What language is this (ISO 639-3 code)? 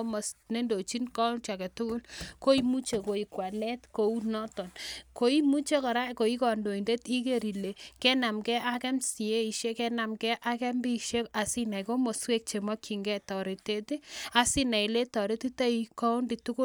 kln